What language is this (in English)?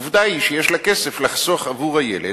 Hebrew